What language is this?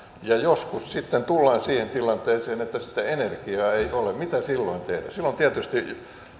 Finnish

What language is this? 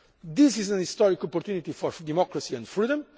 English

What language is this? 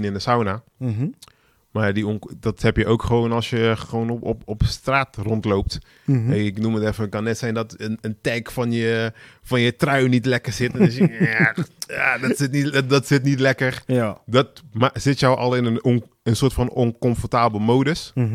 Dutch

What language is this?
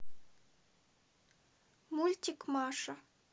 Russian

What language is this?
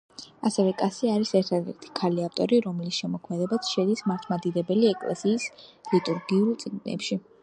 Georgian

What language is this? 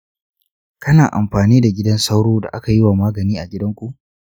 Hausa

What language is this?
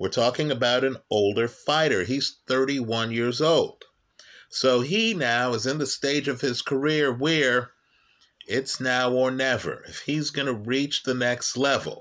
English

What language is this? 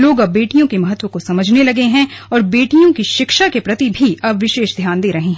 Hindi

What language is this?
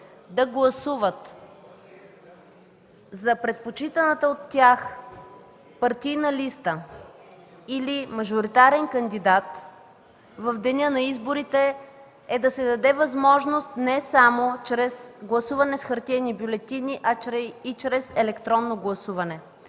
Bulgarian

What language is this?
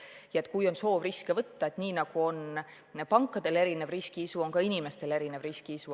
Estonian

